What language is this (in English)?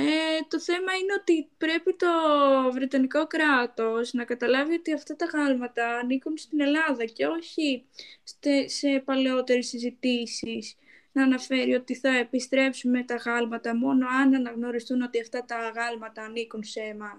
Greek